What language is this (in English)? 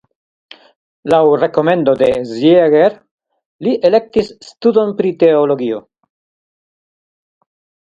Esperanto